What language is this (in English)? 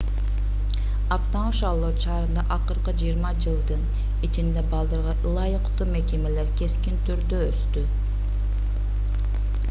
Kyrgyz